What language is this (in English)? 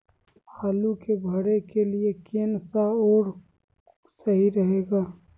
Magahi